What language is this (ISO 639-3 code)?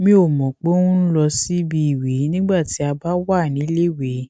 yor